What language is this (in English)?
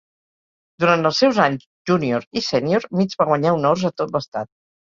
Catalan